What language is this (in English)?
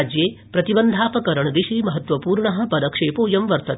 Sanskrit